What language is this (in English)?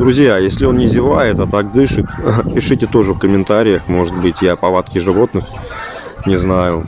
Russian